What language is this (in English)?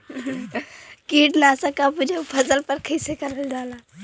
Bhojpuri